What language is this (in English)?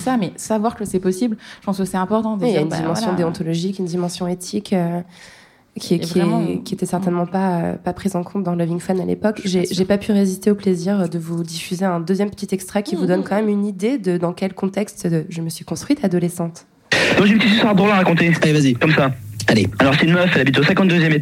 French